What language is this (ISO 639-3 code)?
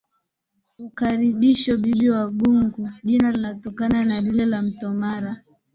swa